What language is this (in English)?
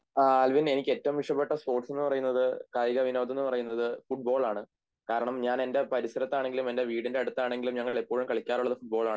Malayalam